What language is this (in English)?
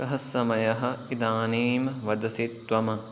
Sanskrit